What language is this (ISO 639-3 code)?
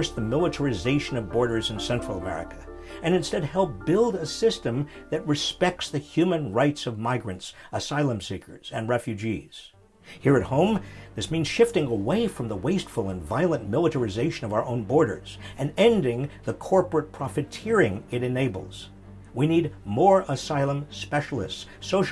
eng